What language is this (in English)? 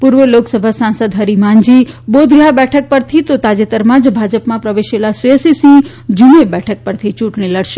Gujarati